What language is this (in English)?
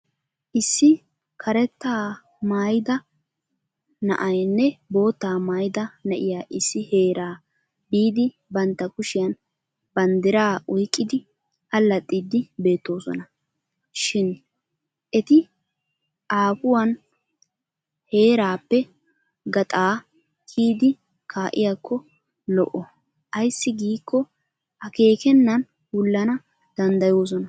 Wolaytta